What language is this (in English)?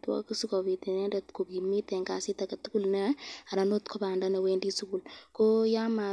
Kalenjin